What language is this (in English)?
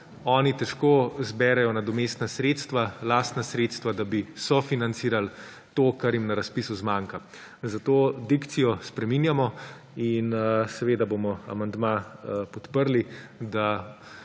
Slovenian